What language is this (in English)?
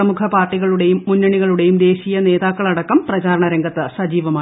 Malayalam